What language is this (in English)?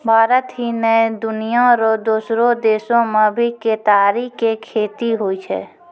Maithili